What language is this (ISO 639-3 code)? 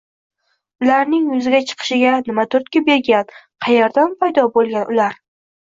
uzb